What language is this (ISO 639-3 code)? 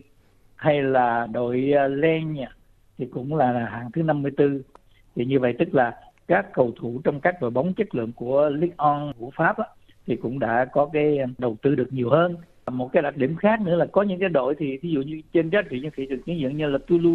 vie